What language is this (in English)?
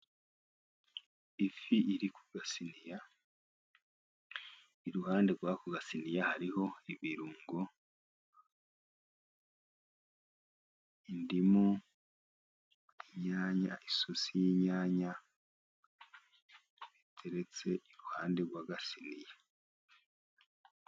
Kinyarwanda